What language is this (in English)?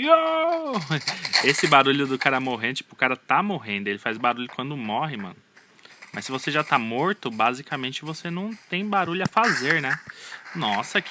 Portuguese